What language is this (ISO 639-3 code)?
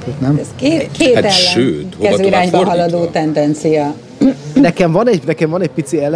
hun